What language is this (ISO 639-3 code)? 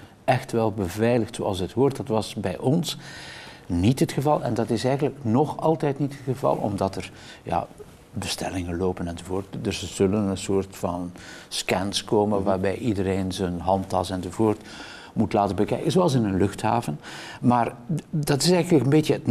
nld